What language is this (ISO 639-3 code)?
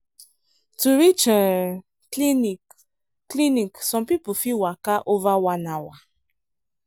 pcm